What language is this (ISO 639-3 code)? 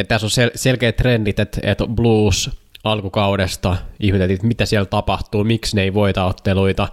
fin